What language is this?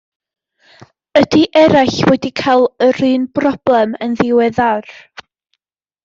Welsh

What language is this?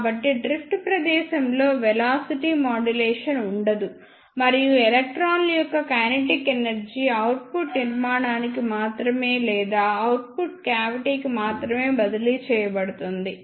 Telugu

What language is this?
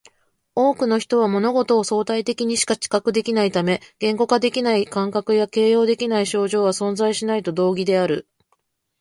Japanese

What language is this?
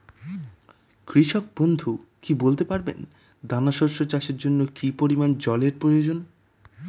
Bangla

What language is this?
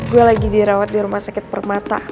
Indonesian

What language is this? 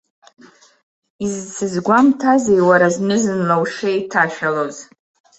Abkhazian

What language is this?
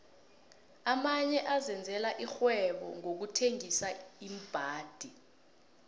South Ndebele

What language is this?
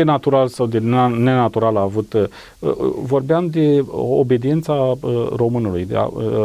Romanian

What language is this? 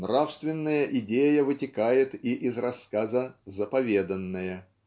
Russian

